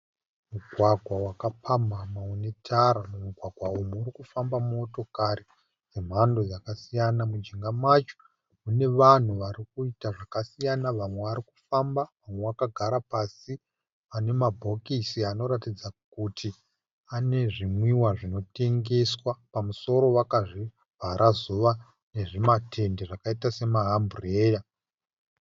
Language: Shona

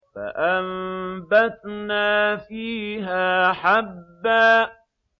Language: Arabic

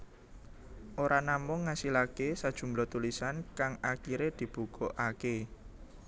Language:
Javanese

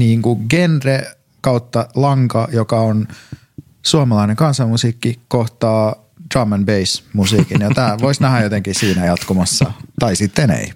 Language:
Finnish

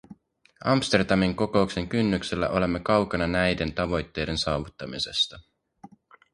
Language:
Finnish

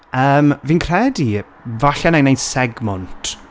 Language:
Welsh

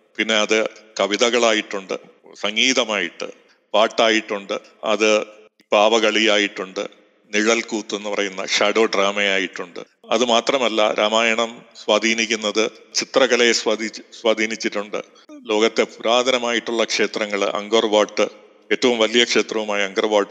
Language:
Malayalam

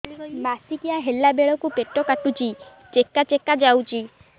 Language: Odia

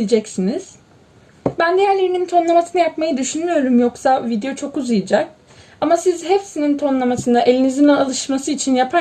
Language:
Turkish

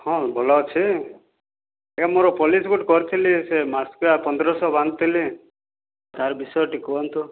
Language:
Odia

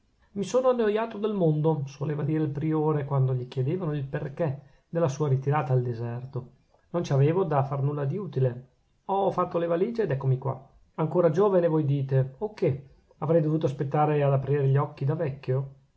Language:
Italian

